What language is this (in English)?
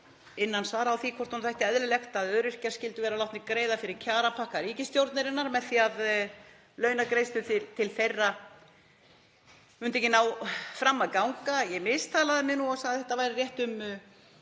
Icelandic